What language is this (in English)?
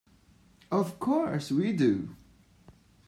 English